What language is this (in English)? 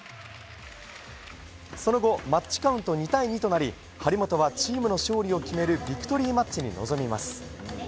Japanese